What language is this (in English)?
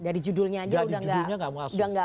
Indonesian